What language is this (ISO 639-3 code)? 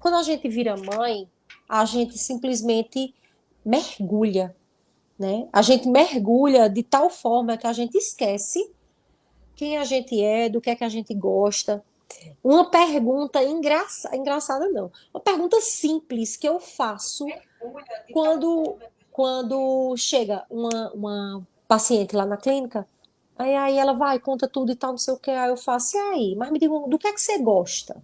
por